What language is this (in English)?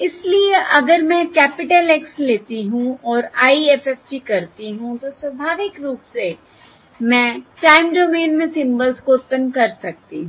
Hindi